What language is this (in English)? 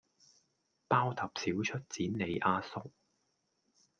Cantonese